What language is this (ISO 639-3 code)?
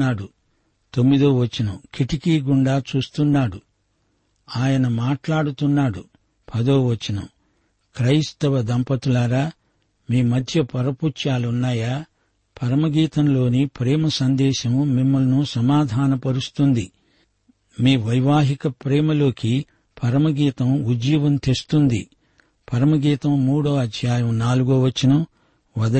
tel